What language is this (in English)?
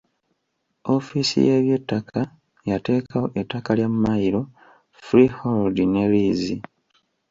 Ganda